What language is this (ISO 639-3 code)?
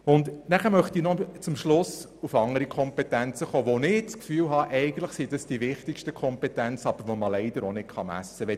gsw